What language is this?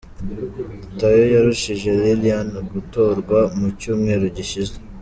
Kinyarwanda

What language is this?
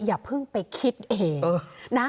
Thai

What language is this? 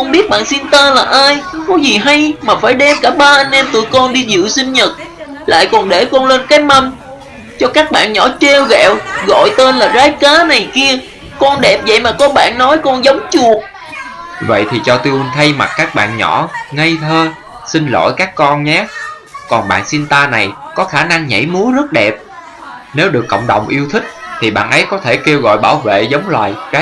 Vietnamese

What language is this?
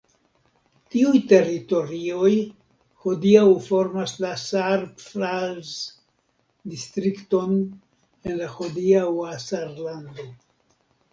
Esperanto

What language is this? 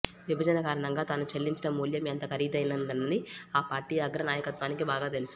Telugu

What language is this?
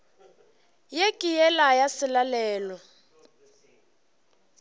Northern Sotho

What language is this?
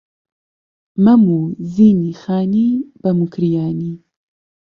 Central Kurdish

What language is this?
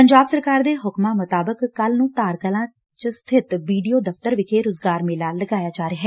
Punjabi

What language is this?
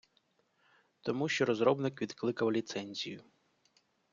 Ukrainian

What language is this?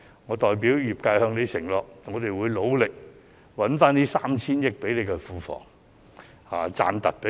Cantonese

